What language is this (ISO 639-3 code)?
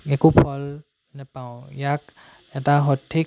asm